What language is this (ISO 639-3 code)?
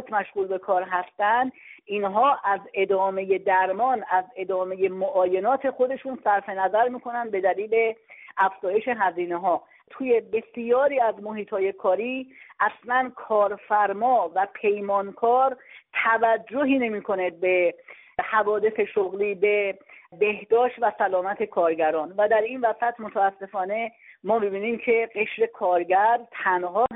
fas